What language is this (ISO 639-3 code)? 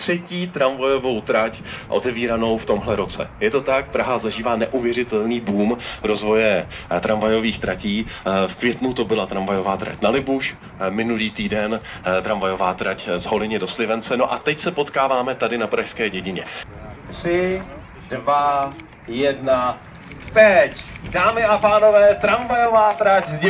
ces